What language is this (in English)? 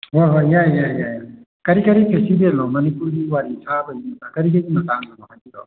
Manipuri